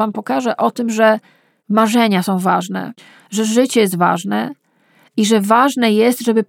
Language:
Polish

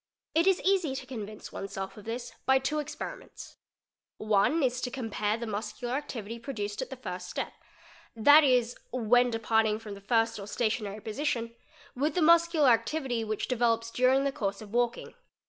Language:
English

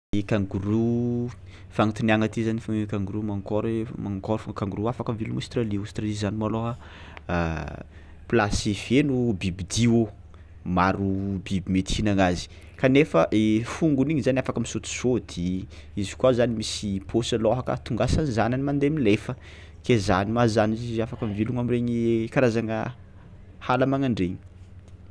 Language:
Tsimihety Malagasy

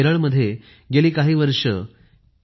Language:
Marathi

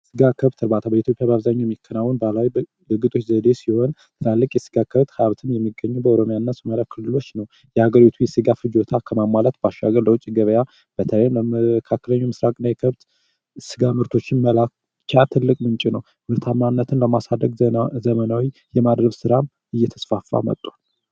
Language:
Amharic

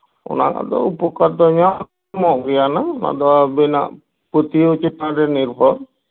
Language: Santali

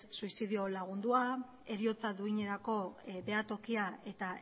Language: Basque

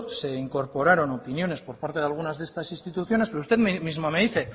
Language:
Spanish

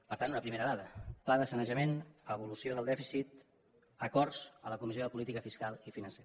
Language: Catalan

